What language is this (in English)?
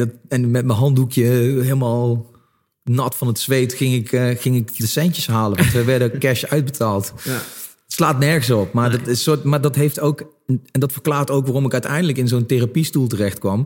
Dutch